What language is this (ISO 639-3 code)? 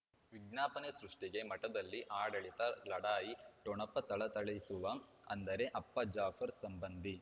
kan